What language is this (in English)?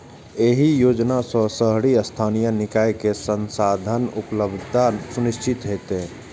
Maithili